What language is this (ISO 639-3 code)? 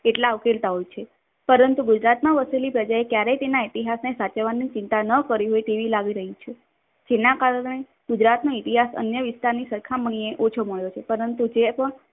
guj